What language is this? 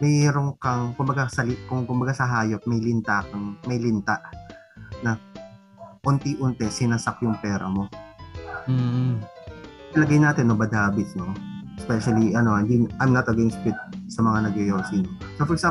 Filipino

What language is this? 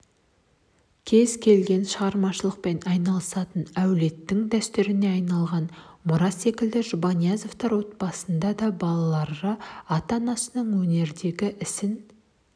Kazakh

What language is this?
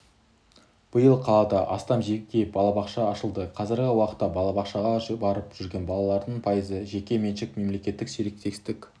Kazakh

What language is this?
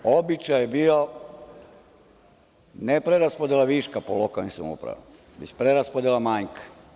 Serbian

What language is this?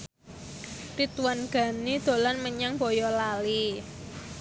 Javanese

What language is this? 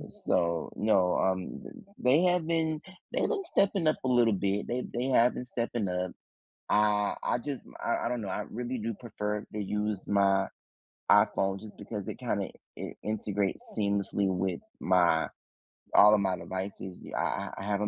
English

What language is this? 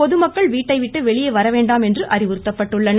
Tamil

